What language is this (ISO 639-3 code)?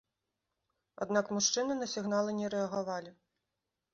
bel